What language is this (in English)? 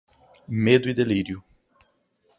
Portuguese